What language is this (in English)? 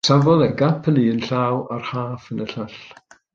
Welsh